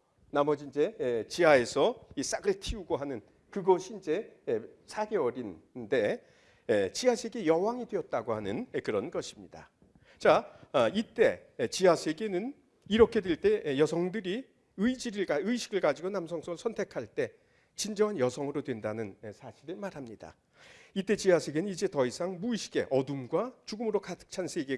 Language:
Korean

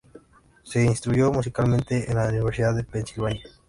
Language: Spanish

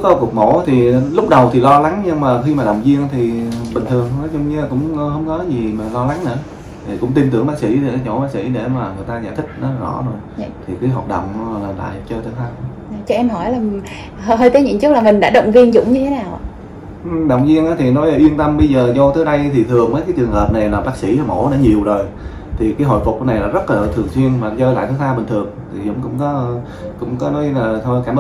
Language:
Vietnamese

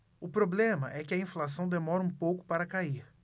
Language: Portuguese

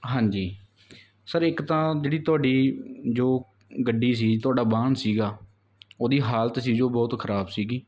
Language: Punjabi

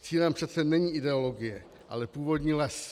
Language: Czech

